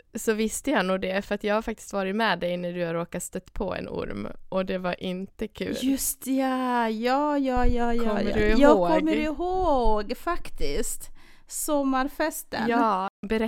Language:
Swedish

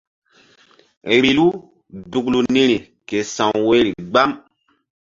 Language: Mbum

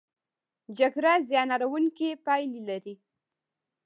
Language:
Pashto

